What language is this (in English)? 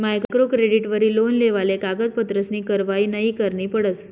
Marathi